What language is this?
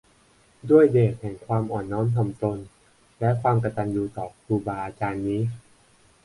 Thai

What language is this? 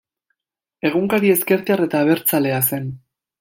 Basque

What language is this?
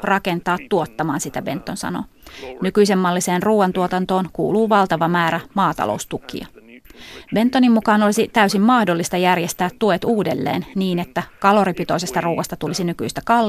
Finnish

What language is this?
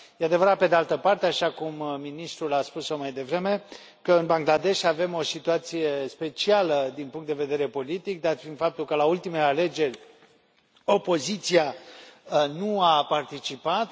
Romanian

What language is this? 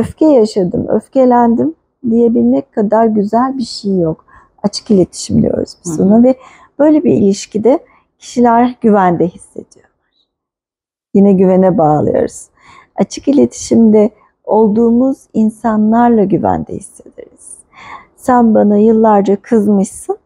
Turkish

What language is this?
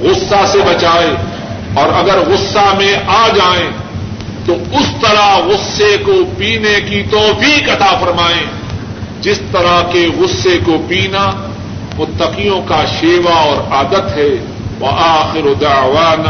Urdu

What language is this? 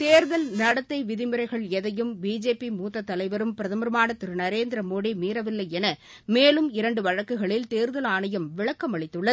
Tamil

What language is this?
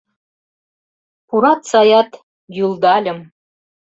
Mari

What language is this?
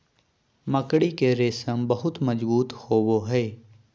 Magahi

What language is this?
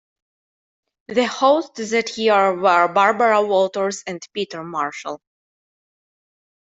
English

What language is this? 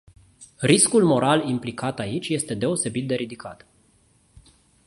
Romanian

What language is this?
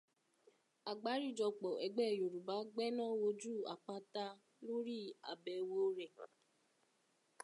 Yoruba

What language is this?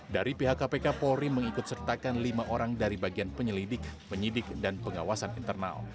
Indonesian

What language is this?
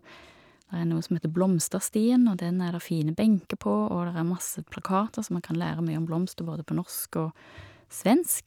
Norwegian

